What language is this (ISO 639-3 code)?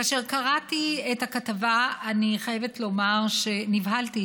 heb